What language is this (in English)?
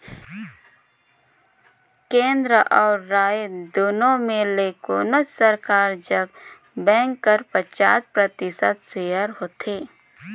Chhattisgarhi